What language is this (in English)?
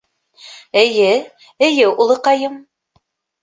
Bashkir